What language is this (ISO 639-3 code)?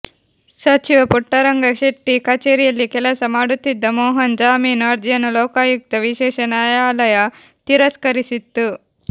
kan